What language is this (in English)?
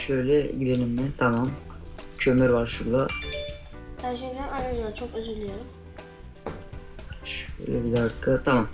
Turkish